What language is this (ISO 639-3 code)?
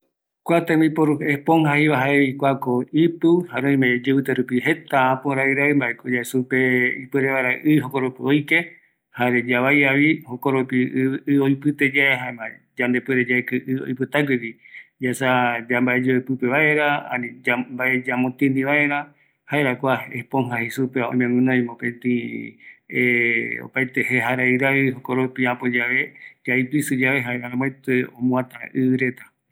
gui